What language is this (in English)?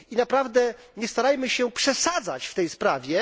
Polish